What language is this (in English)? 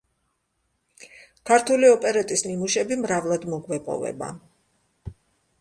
Georgian